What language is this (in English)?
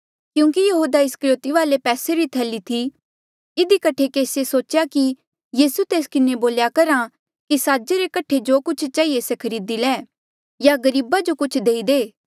Mandeali